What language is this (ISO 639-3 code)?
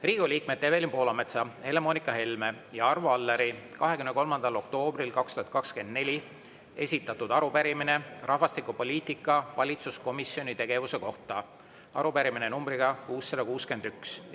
est